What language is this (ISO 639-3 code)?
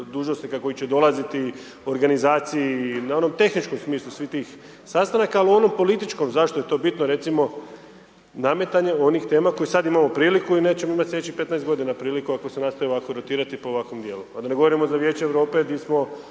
hrv